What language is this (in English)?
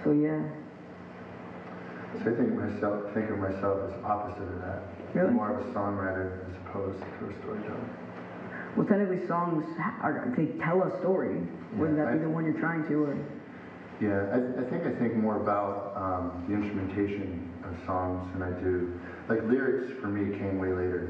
English